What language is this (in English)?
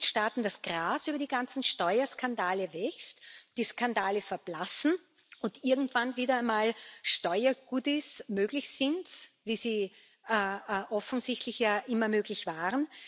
German